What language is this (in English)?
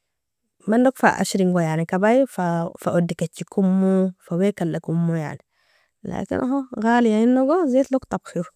Nobiin